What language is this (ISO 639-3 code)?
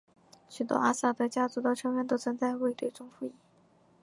zho